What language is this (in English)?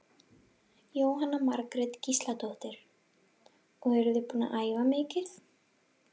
Icelandic